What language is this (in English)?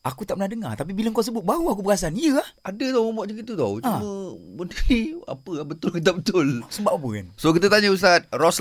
Malay